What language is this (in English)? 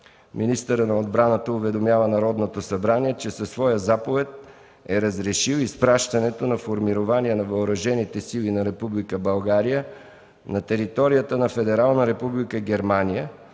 Bulgarian